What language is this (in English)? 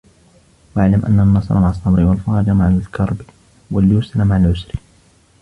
Arabic